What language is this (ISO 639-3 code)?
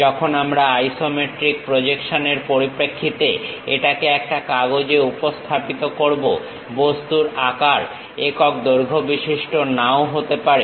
ben